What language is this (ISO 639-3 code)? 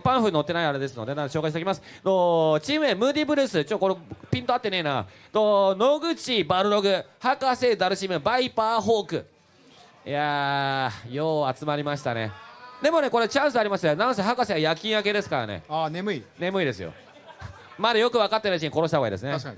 jpn